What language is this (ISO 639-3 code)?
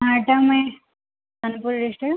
ori